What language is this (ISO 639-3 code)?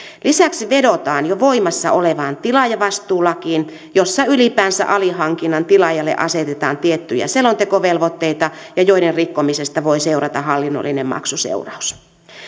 fin